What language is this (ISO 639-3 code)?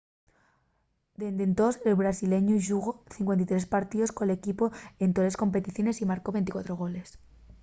ast